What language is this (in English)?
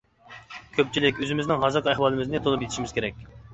Uyghur